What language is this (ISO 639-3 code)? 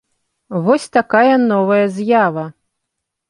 bel